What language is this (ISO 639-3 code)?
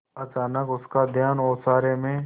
hin